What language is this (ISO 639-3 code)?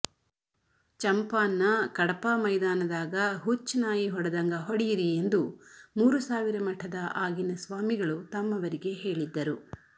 kan